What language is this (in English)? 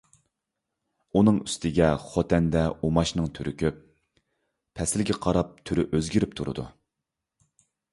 Uyghur